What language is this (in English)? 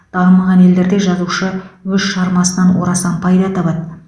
Kazakh